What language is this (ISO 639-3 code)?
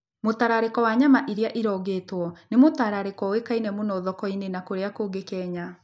kik